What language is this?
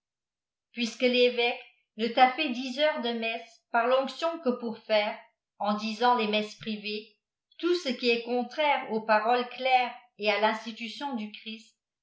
French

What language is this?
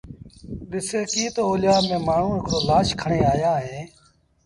Sindhi Bhil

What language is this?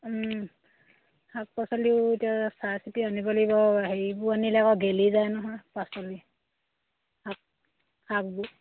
Assamese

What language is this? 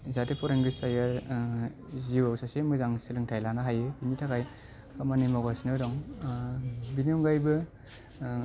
Bodo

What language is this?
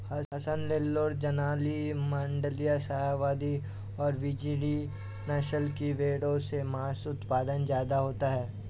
Hindi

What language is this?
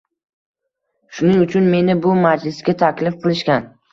Uzbek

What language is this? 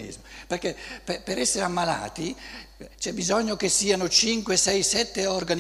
Italian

